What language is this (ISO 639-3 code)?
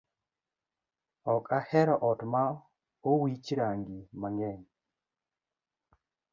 luo